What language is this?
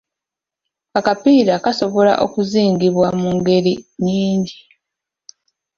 Ganda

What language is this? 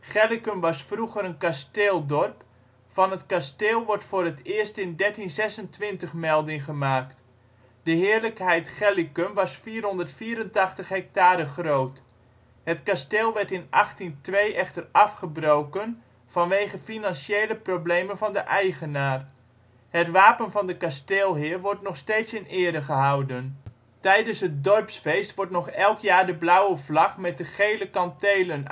Dutch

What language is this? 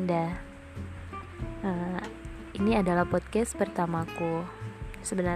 Indonesian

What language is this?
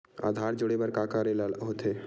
Chhattisgarhi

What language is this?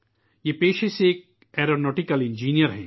Urdu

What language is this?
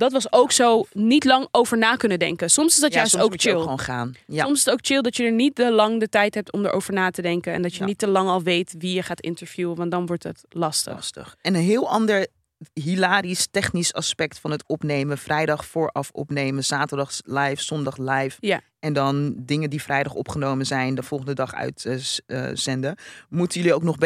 Dutch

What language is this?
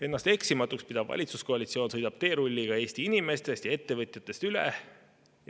Estonian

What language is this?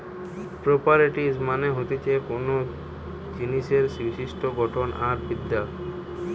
Bangla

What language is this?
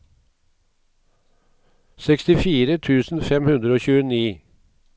Norwegian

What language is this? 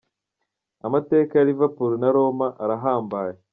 Kinyarwanda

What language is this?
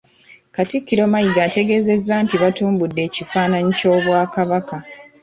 Ganda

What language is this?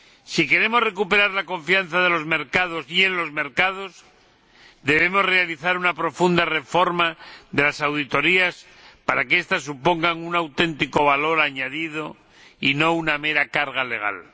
Spanish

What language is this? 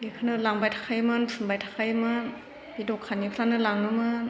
Bodo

